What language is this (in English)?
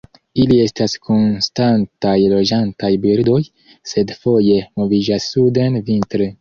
Esperanto